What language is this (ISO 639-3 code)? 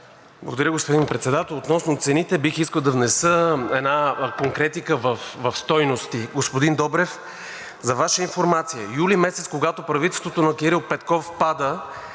bul